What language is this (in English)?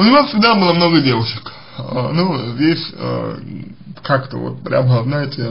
Russian